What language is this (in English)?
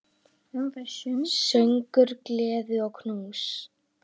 Icelandic